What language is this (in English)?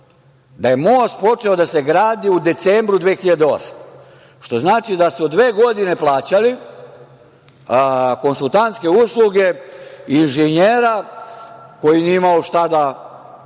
Serbian